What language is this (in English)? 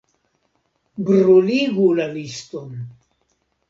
Esperanto